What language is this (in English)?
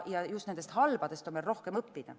Estonian